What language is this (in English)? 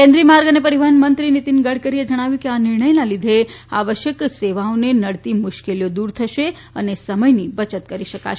Gujarati